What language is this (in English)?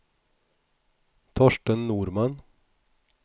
Swedish